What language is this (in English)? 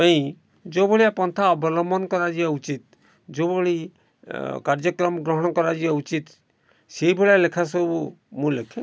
Odia